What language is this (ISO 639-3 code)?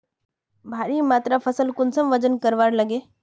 mag